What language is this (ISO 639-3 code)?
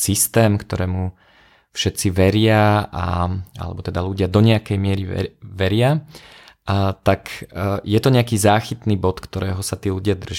slk